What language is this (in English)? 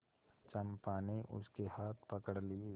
Hindi